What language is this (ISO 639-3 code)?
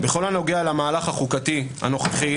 heb